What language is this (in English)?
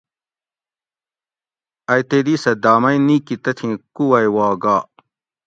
Gawri